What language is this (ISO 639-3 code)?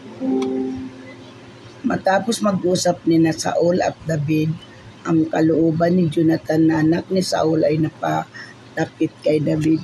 fil